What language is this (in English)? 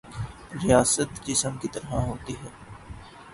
Urdu